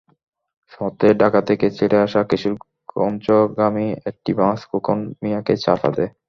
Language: Bangla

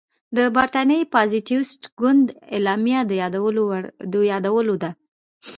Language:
Pashto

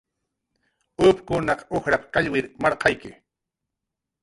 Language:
Jaqaru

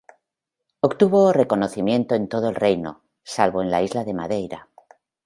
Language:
Spanish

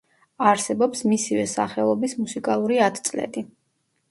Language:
Georgian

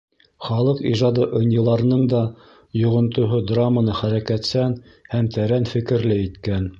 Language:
Bashkir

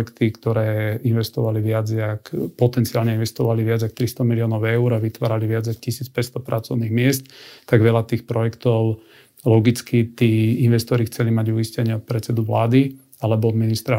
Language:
Slovak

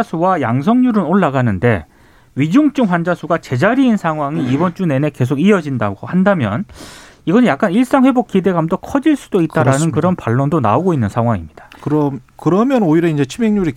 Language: Korean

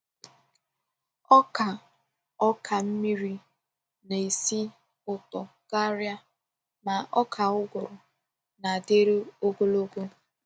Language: Igbo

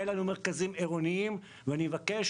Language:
Hebrew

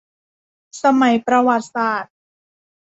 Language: Thai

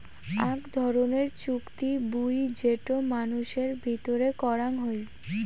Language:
Bangla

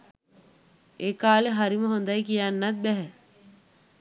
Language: Sinhala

